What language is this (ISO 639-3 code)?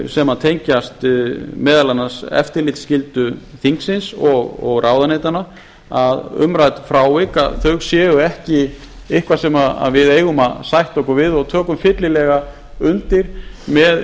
isl